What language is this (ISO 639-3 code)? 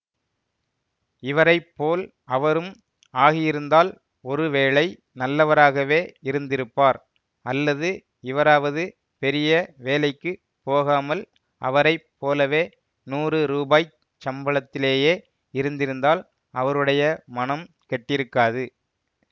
tam